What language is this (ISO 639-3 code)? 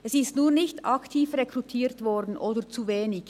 gsw